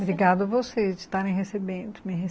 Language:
Portuguese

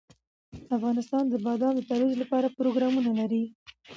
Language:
Pashto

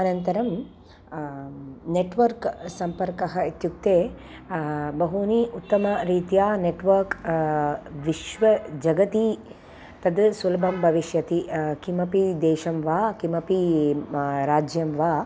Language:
Sanskrit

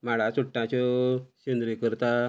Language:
Konkani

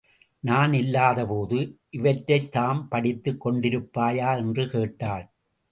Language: Tamil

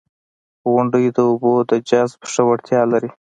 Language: Pashto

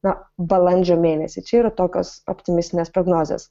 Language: Lithuanian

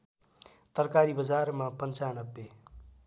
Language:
Nepali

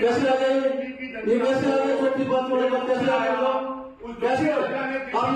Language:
Arabic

